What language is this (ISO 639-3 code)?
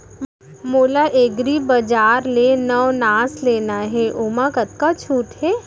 hne